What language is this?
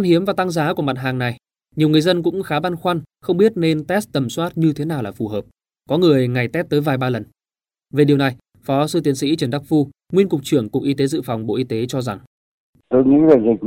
Vietnamese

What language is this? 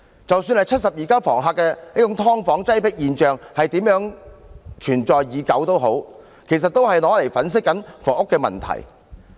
Cantonese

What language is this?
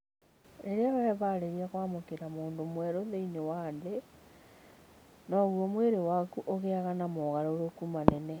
Kikuyu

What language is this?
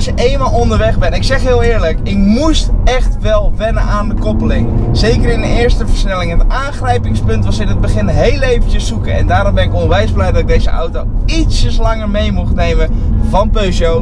Dutch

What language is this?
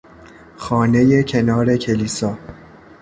Persian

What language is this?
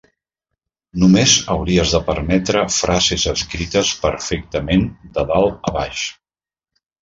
Catalan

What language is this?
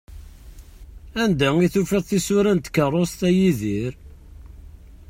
Kabyle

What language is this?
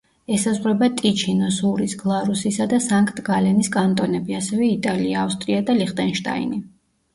Georgian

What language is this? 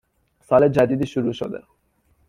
Persian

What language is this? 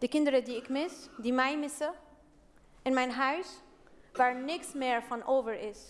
Dutch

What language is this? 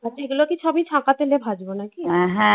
Bangla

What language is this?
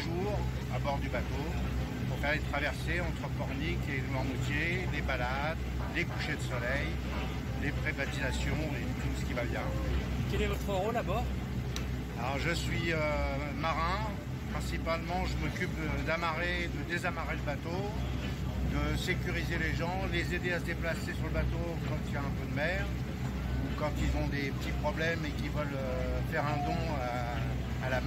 French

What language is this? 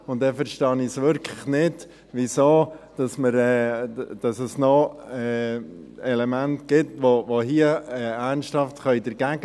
Swiss German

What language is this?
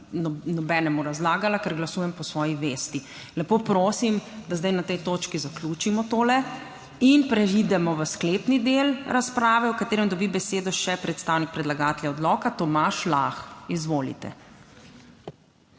Slovenian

